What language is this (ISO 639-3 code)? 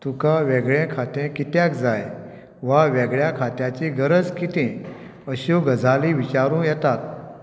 kok